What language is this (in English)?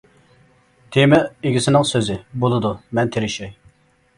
Uyghur